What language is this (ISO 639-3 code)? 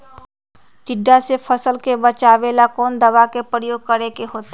mag